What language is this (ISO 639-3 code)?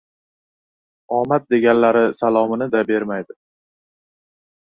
uzb